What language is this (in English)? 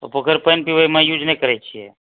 Maithili